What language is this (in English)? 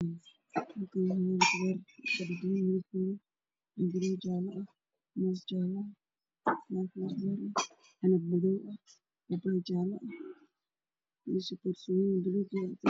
Somali